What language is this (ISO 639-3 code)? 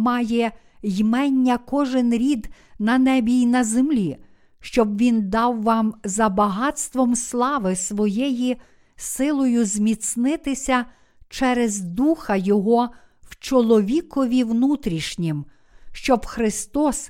ukr